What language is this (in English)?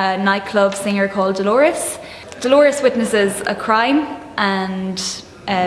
English